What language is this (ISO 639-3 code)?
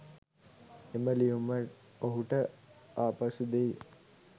sin